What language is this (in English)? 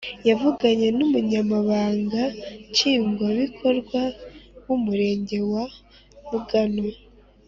Kinyarwanda